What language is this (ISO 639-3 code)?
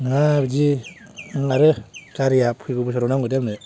brx